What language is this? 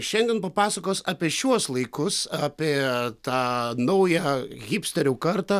Lithuanian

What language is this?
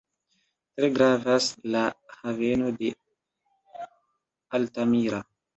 Esperanto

